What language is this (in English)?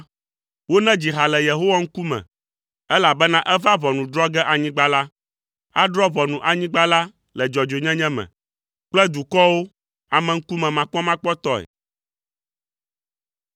Ewe